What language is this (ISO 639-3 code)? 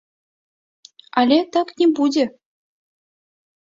bel